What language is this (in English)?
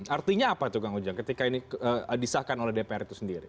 Indonesian